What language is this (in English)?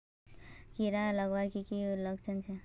Magahi